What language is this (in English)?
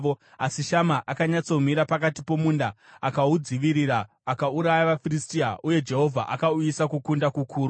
Shona